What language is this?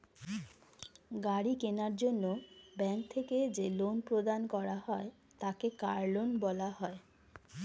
Bangla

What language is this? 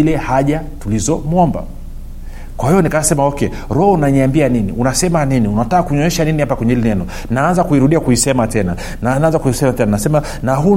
Swahili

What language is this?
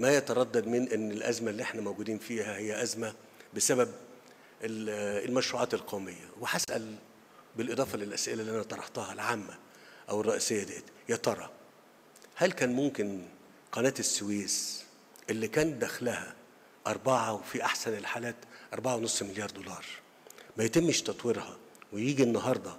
Arabic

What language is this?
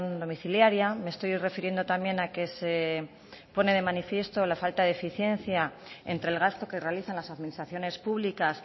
Spanish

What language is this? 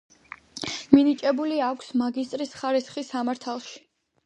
Georgian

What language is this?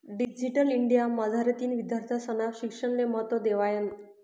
Marathi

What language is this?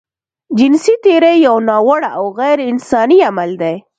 Pashto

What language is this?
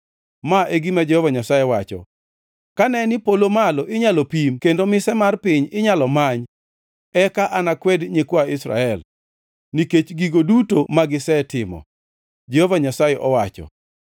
Luo (Kenya and Tanzania)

